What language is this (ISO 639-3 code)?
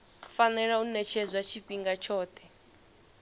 ven